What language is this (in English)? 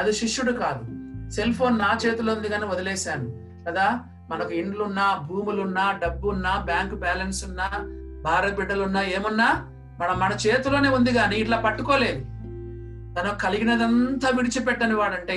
Telugu